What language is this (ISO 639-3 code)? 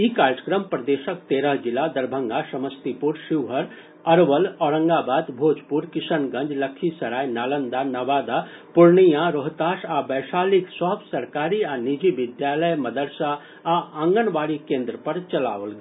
mai